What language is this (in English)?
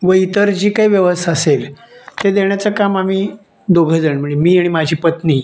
Marathi